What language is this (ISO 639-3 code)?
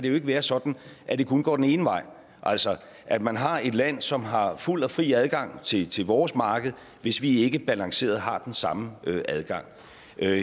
dan